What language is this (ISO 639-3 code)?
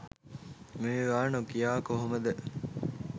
sin